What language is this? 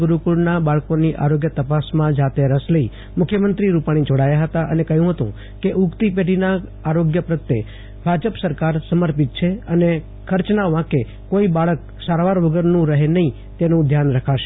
Gujarati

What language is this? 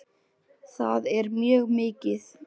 Icelandic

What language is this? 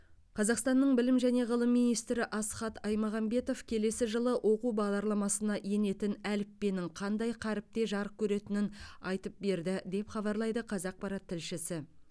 Kazakh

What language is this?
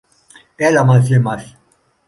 Greek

